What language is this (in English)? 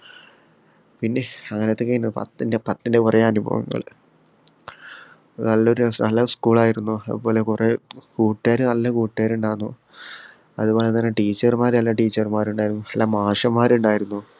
Malayalam